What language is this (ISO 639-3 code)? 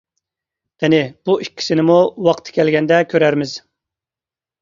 uig